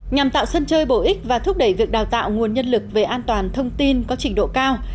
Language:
Vietnamese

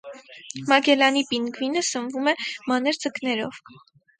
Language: Armenian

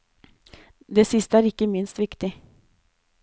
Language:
Norwegian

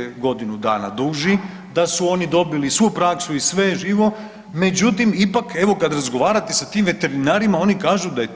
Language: Croatian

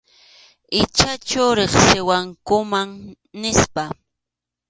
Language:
Arequipa-La Unión Quechua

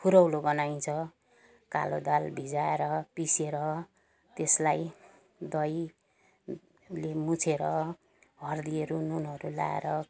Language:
Nepali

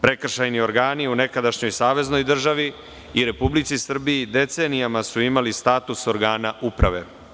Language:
Serbian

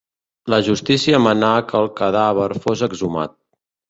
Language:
Catalan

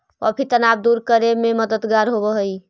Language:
Magahi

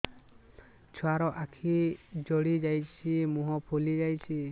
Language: Odia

